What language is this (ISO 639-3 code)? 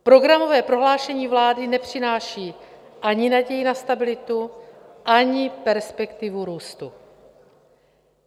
ces